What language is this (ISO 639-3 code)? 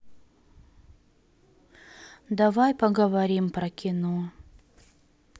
rus